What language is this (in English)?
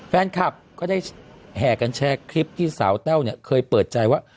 Thai